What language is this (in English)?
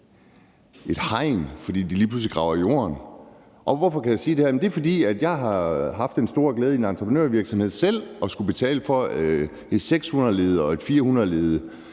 Danish